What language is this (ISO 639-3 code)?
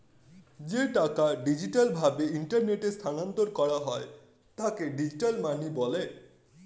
ben